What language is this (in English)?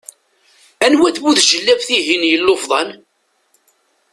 Kabyle